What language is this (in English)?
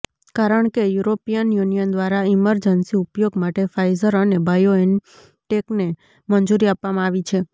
Gujarati